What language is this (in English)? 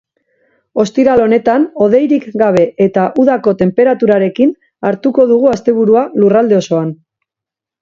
Basque